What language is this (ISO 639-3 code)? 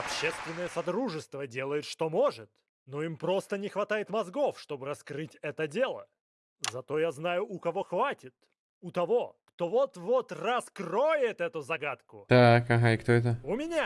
rus